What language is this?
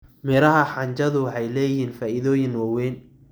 Somali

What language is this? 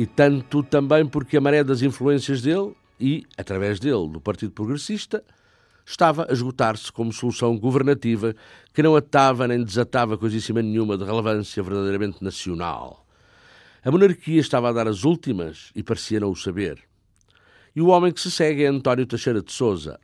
Portuguese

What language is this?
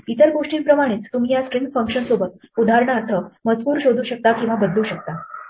Marathi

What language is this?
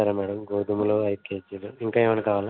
Telugu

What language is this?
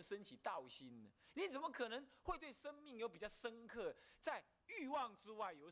Chinese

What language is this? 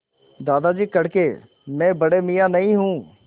Hindi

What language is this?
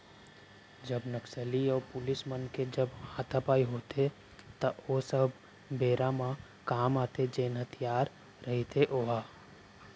Chhattisgarhi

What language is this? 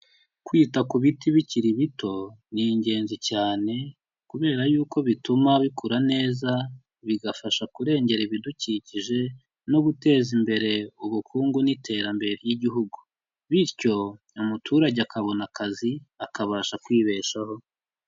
Kinyarwanda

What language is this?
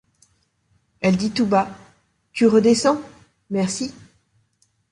French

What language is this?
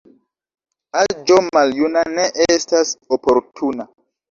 Esperanto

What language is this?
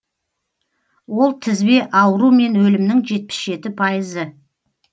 Kazakh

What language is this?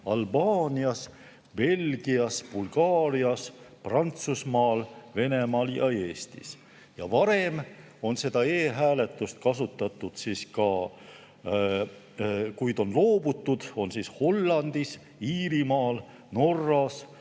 Estonian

